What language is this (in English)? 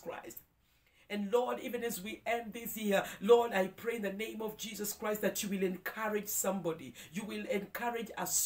English